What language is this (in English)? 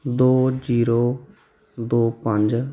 Punjabi